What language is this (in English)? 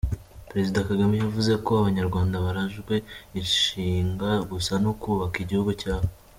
Kinyarwanda